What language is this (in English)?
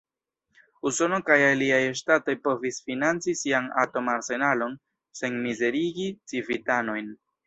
Esperanto